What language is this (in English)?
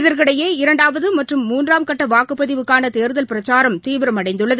Tamil